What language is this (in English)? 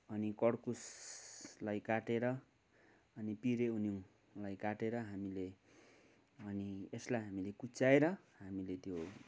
Nepali